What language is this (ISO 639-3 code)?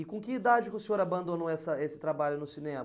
por